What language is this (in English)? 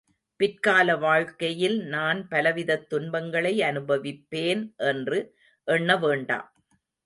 Tamil